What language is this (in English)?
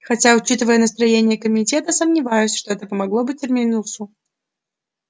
Russian